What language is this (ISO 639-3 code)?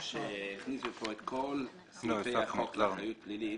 heb